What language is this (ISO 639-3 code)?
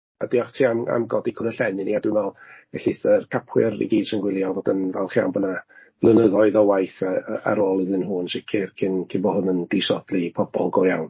cym